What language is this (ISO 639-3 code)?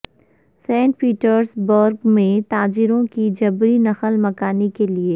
urd